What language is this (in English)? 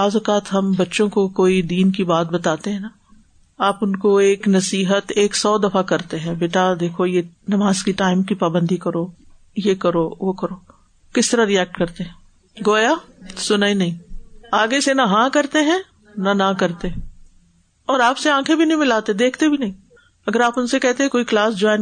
Urdu